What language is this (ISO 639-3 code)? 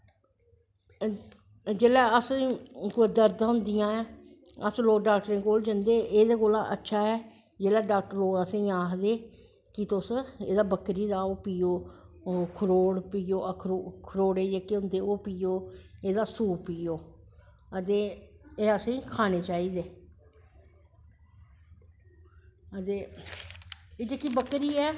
doi